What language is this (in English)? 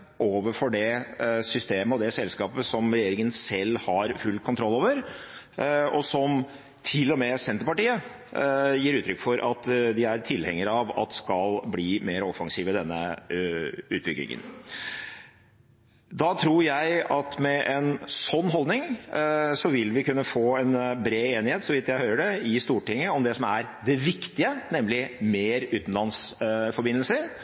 Norwegian Bokmål